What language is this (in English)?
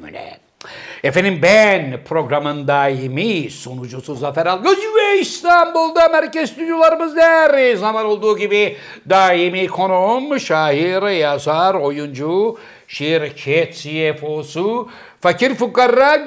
Turkish